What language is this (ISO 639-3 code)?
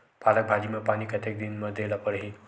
hne